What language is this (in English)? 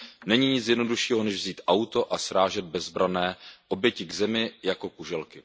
Czech